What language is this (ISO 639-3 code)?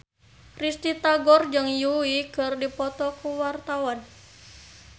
sun